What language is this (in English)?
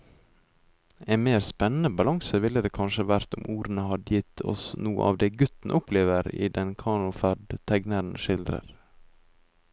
Norwegian